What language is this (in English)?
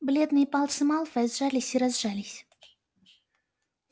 Russian